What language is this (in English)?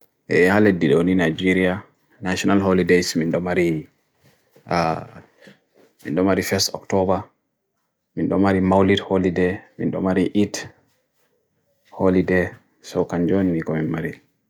Bagirmi Fulfulde